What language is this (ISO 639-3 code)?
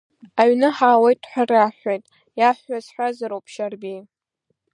abk